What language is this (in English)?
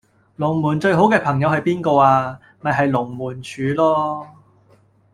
Cantonese